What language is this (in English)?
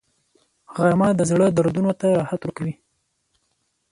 Pashto